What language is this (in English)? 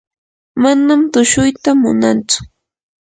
Yanahuanca Pasco Quechua